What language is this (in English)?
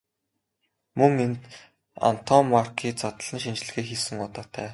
Mongolian